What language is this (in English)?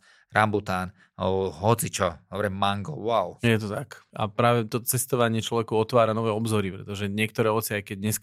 Slovak